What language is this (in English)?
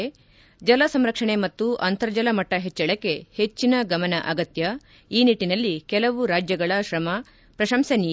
Kannada